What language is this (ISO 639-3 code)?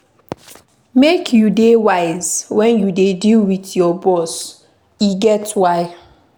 pcm